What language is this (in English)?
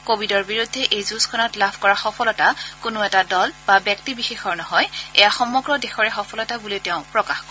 Assamese